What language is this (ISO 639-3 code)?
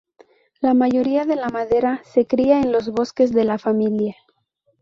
spa